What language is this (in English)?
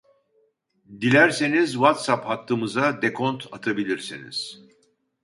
Turkish